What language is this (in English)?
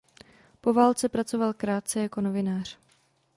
Czech